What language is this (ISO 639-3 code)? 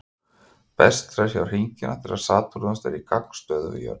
isl